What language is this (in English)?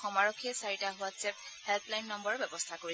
Assamese